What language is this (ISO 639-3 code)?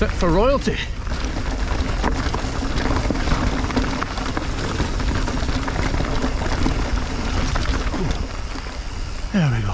eng